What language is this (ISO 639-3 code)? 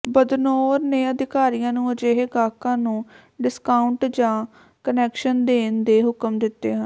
pan